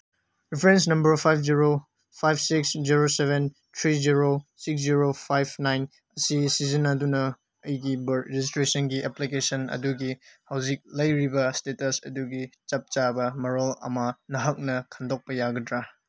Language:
Manipuri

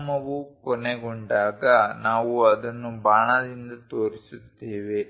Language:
Kannada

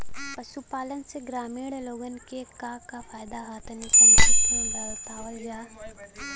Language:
Bhojpuri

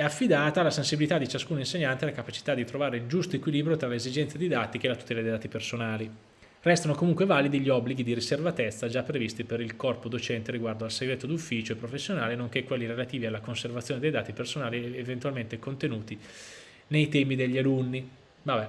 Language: Italian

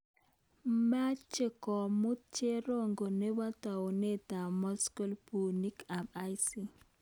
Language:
Kalenjin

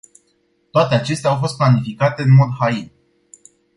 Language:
Romanian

